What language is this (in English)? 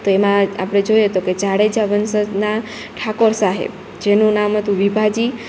Gujarati